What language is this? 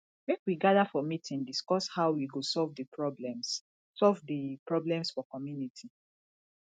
Nigerian Pidgin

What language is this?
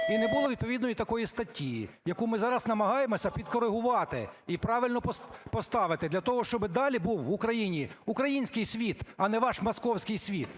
Ukrainian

